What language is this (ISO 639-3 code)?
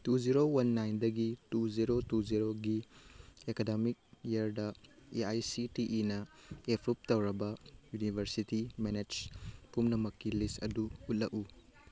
mni